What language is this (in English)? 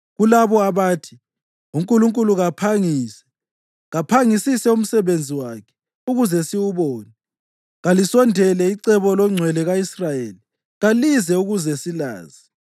North Ndebele